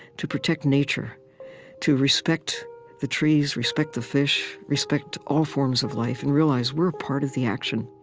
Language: English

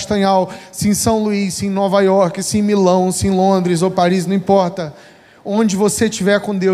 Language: Portuguese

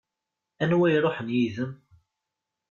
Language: Kabyle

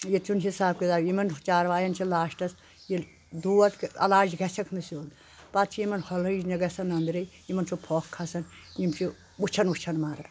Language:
Kashmiri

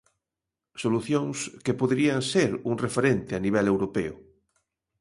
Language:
Galician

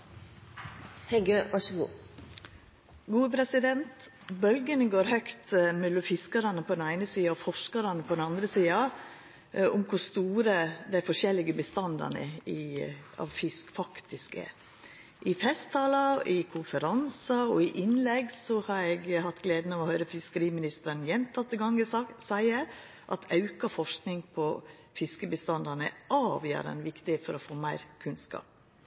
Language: Norwegian Nynorsk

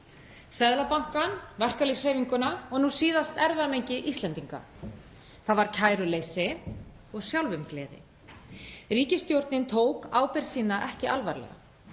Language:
Icelandic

